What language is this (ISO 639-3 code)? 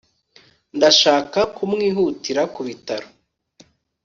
kin